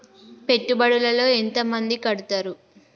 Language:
Telugu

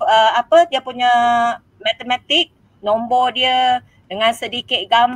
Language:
Malay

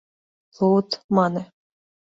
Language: Mari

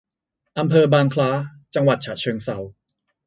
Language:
Thai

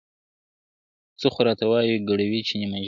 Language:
Pashto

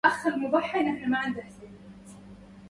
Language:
Arabic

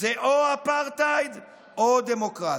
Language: Hebrew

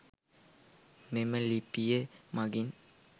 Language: Sinhala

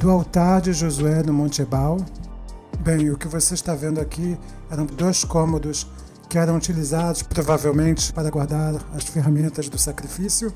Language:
Portuguese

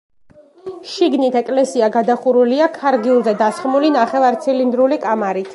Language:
Georgian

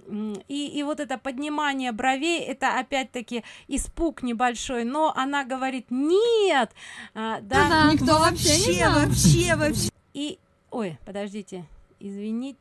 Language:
Russian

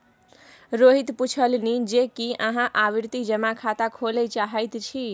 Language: Maithili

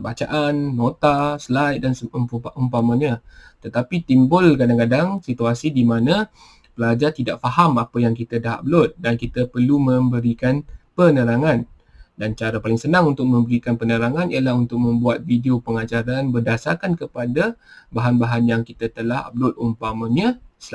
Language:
Malay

